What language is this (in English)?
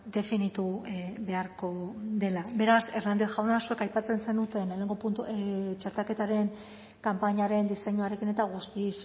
Basque